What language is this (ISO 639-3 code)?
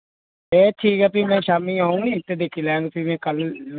doi